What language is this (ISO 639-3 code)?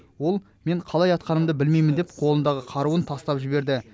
kaz